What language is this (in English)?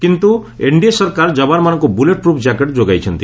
Odia